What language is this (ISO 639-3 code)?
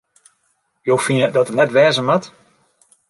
fry